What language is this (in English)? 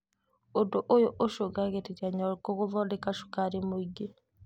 Kikuyu